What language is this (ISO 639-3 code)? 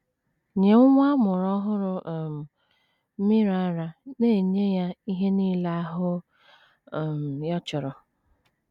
ibo